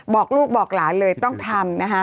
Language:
Thai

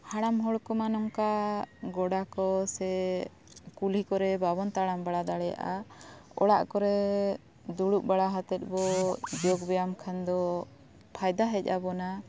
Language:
Santali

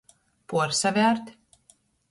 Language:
Latgalian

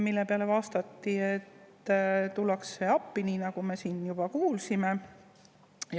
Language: Estonian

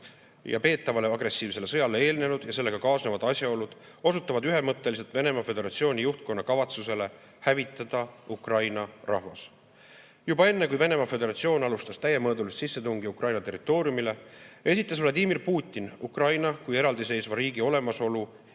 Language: Estonian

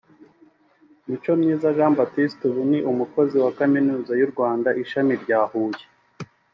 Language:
Kinyarwanda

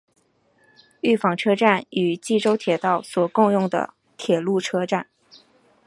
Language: Chinese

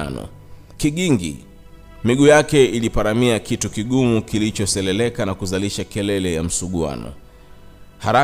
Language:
Swahili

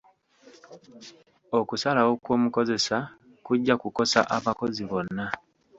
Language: Ganda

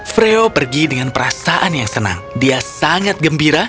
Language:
Indonesian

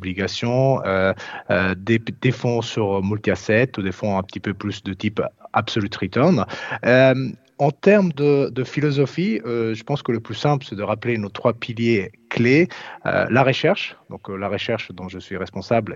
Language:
French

